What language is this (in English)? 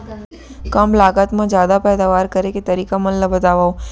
Chhattisgarhi